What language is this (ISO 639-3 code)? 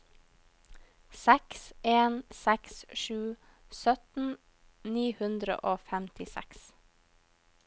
nor